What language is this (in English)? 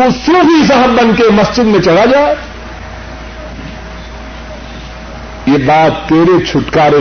Urdu